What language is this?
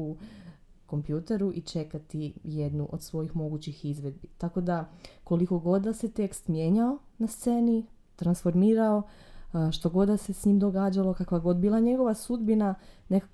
Croatian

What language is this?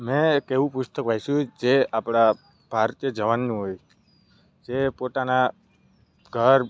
Gujarati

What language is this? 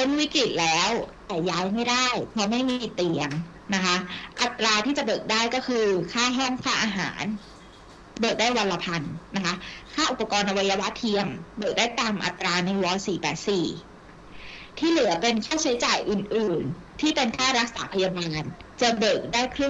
Thai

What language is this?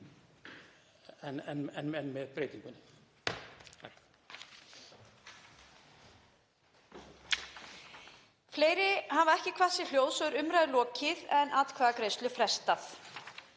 Icelandic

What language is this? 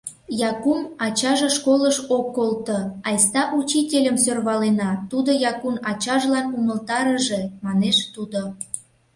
Mari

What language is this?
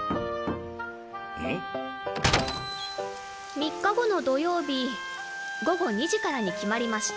Japanese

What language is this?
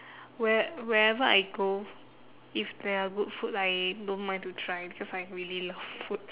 English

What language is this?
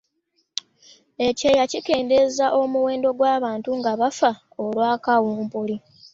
Ganda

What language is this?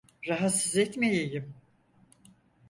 Turkish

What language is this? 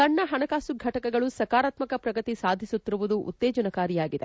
Kannada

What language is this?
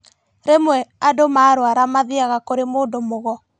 Kikuyu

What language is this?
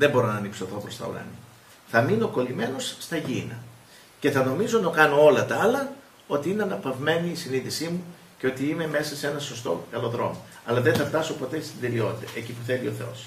Greek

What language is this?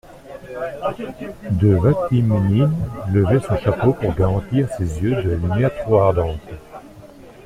French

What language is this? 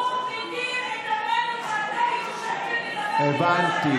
Hebrew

